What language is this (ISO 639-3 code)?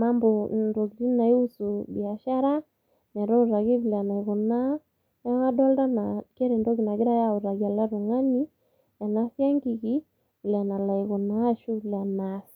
mas